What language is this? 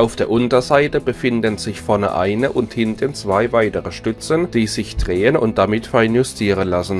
German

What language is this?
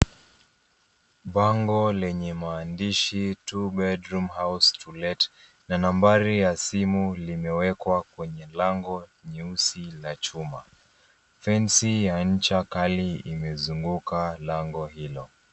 Swahili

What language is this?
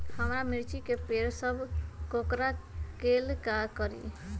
Magahi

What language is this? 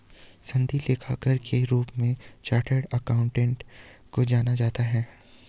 Hindi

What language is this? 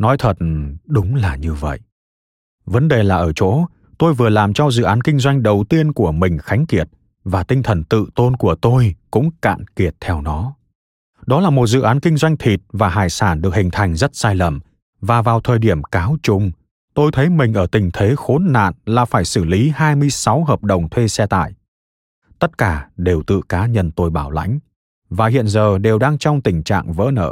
Vietnamese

